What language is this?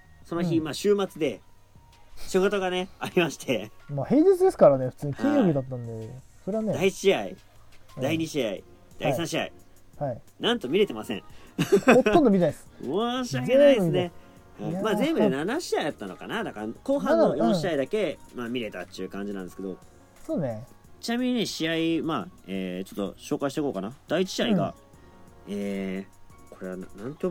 Japanese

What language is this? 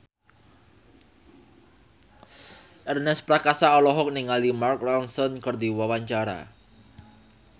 Sundanese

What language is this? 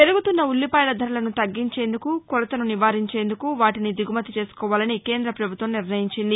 Telugu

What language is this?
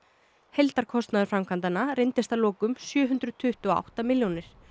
Icelandic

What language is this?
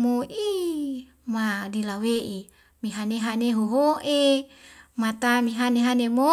Wemale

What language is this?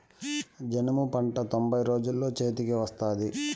Telugu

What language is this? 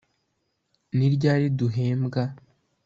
Kinyarwanda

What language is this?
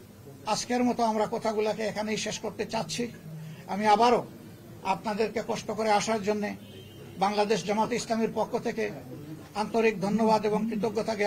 Bangla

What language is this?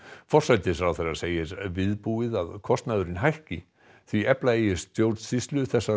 Icelandic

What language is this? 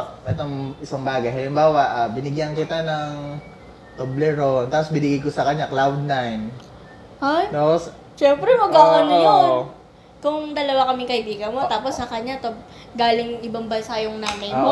Filipino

